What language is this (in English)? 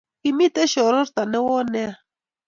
Kalenjin